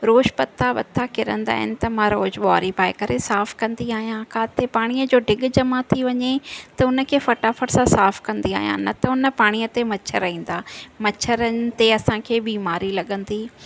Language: Sindhi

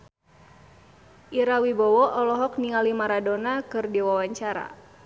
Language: Sundanese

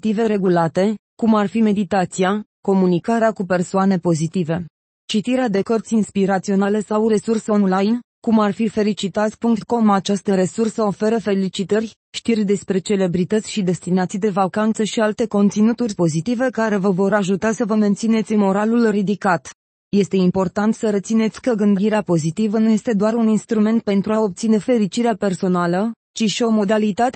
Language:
Romanian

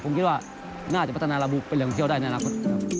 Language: Thai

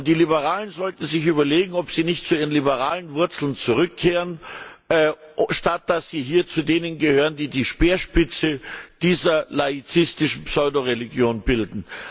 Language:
German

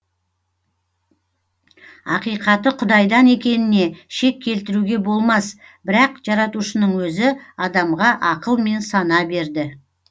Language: Kazakh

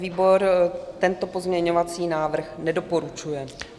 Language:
Czech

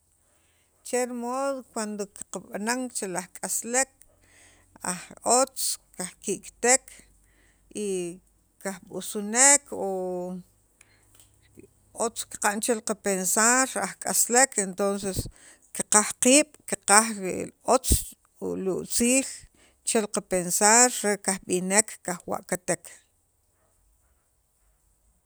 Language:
Sacapulteco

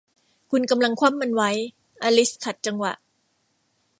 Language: Thai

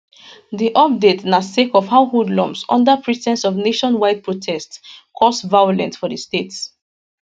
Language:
Nigerian Pidgin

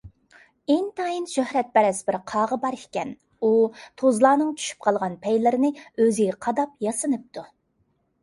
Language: Uyghur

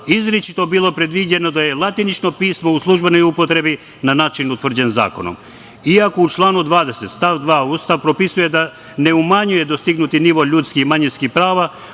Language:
Serbian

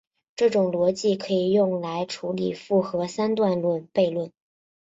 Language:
Chinese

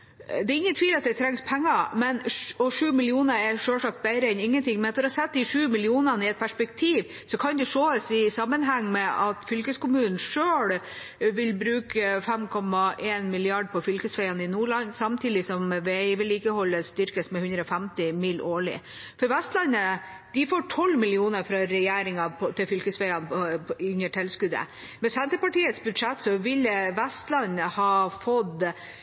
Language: Norwegian Bokmål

